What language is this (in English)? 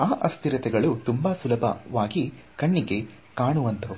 Kannada